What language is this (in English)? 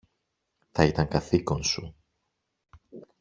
Greek